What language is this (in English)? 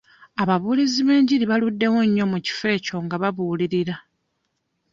Ganda